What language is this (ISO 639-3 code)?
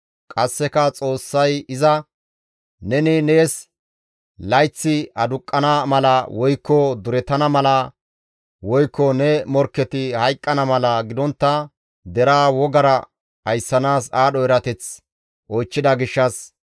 gmv